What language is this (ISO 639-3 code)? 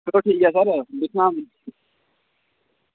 doi